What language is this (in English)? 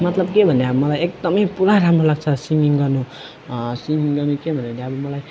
Nepali